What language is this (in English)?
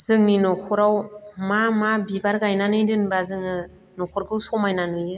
Bodo